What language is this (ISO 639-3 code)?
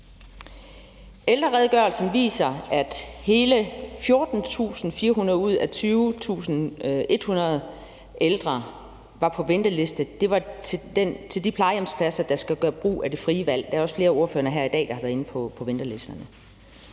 dan